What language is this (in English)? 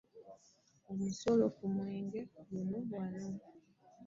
Ganda